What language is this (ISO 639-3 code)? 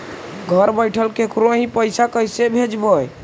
mag